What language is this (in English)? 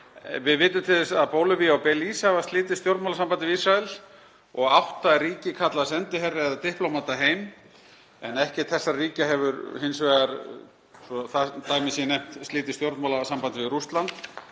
Icelandic